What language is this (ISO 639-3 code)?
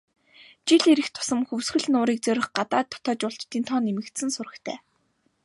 mon